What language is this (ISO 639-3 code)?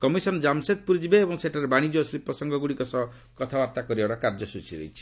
ori